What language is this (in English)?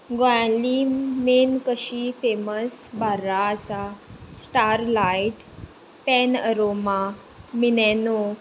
Konkani